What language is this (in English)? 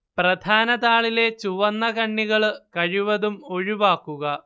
Malayalam